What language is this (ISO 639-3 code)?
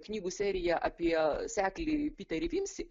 lit